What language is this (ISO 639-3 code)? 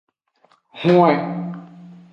ajg